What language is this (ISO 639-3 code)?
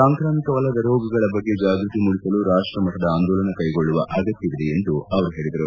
kan